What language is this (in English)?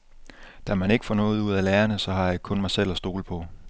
Danish